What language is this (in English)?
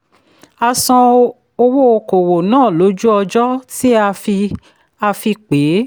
Yoruba